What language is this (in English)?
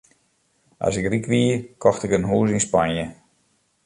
Western Frisian